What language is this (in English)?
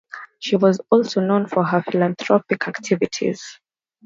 English